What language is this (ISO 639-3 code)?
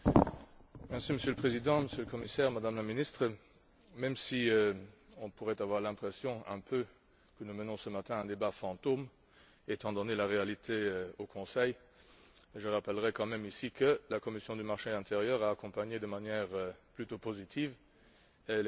fra